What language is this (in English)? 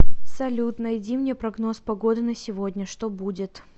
Russian